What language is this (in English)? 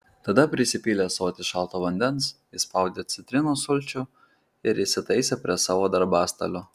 Lithuanian